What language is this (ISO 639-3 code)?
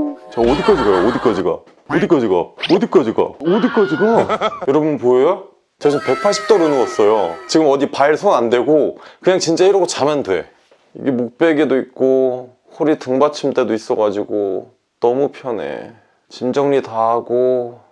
kor